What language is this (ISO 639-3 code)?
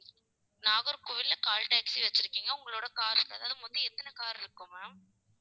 tam